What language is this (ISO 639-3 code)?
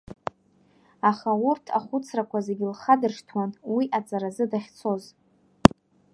abk